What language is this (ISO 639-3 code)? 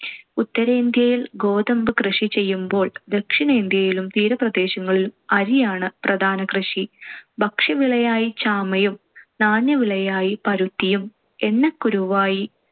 mal